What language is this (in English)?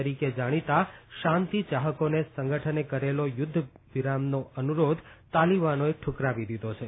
Gujarati